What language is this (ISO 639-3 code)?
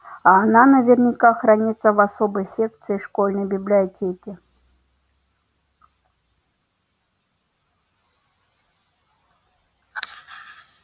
rus